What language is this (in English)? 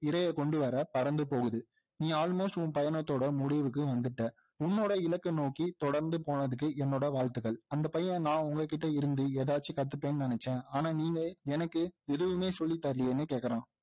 Tamil